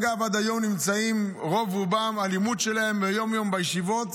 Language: Hebrew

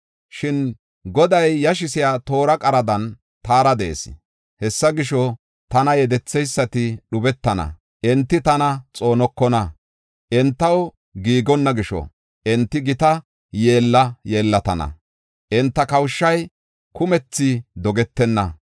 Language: Gofa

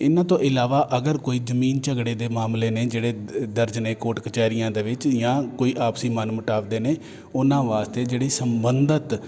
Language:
Punjabi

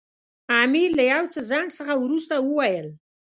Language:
Pashto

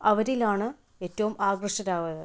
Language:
Malayalam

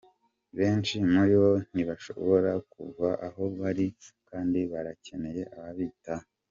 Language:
Kinyarwanda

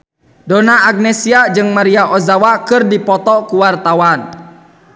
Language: Sundanese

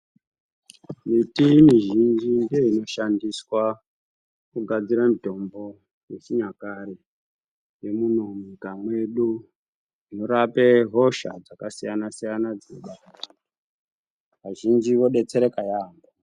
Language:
Ndau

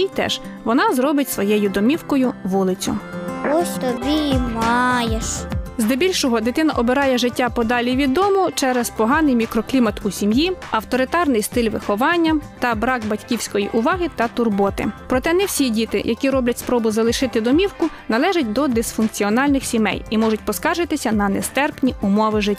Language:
Ukrainian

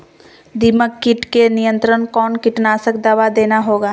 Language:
Magahi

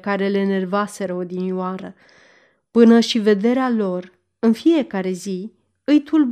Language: Romanian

